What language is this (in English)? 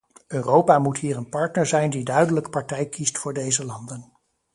Dutch